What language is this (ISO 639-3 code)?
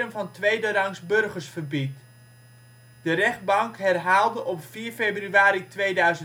nld